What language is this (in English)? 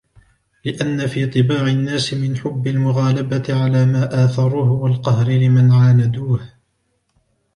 Arabic